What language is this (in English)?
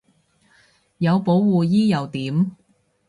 Cantonese